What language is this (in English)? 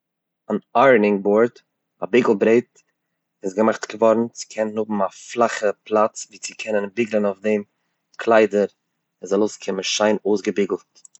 Yiddish